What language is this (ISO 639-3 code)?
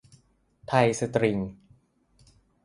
tha